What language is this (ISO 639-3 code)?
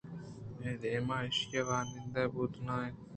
bgp